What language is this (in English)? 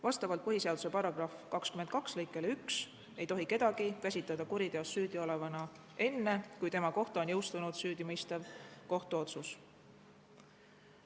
Estonian